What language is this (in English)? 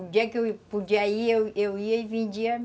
Portuguese